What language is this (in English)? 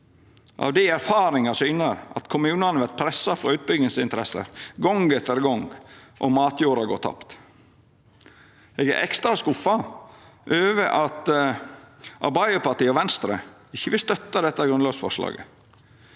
Norwegian